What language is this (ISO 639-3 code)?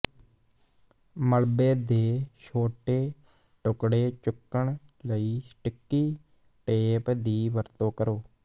pan